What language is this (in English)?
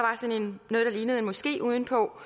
Danish